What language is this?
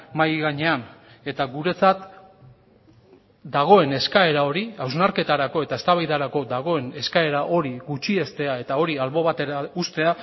Basque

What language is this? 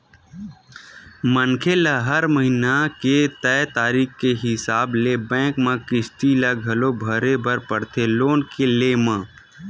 Chhattisgarhi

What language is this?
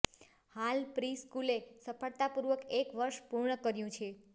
Gujarati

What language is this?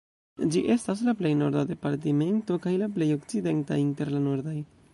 Esperanto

